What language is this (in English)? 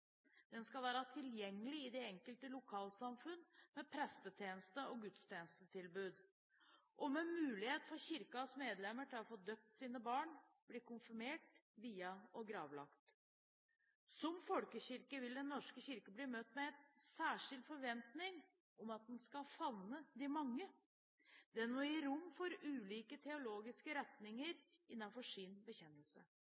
Norwegian Bokmål